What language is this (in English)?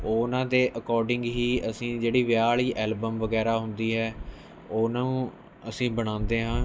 Punjabi